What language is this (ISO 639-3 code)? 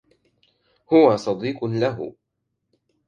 ara